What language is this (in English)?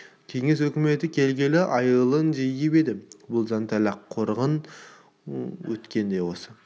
Kazakh